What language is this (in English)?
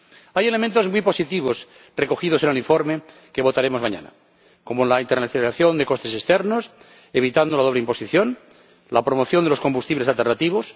Spanish